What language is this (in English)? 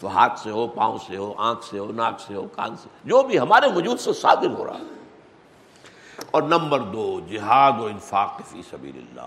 Urdu